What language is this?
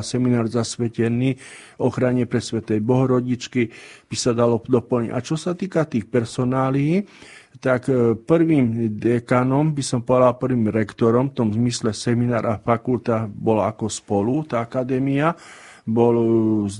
Slovak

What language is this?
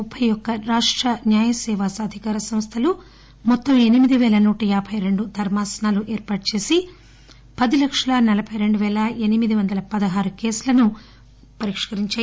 Telugu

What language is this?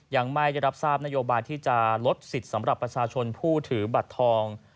Thai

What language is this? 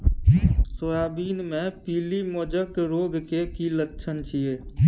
Maithili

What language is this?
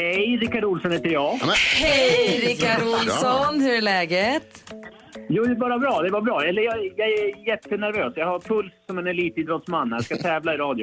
Swedish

